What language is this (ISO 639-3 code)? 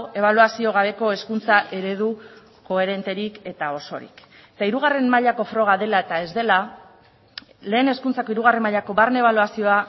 eus